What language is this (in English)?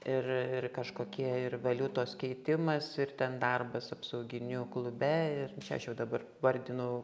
Lithuanian